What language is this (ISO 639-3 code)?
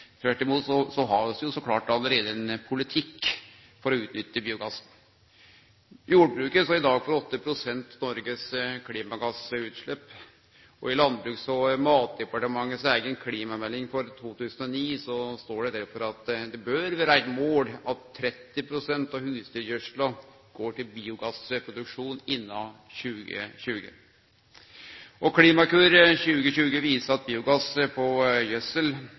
nno